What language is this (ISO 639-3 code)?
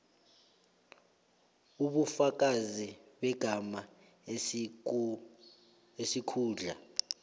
nbl